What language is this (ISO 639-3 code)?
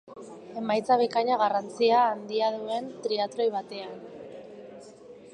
eus